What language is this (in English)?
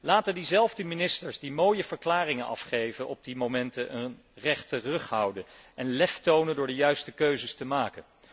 Dutch